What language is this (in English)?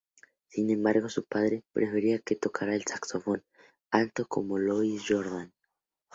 Spanish